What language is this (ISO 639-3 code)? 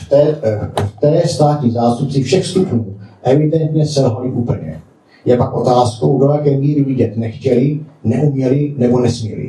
ces